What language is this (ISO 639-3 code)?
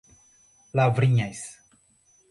por